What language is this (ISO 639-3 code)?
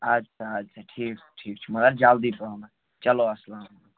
kas